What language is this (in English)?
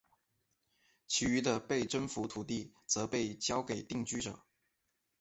Chinese